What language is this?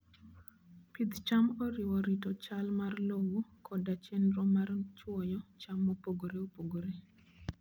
Luo (Kenya and Tanzania)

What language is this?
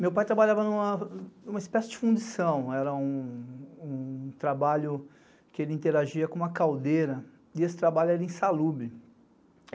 Portuguese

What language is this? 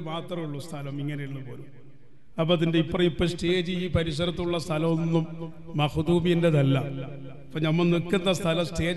Arabic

